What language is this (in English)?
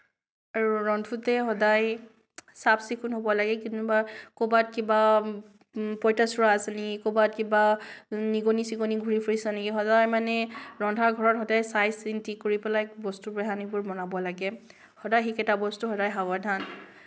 Assamese